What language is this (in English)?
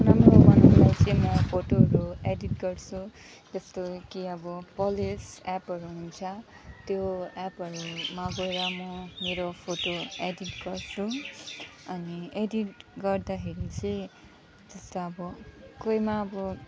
Nepali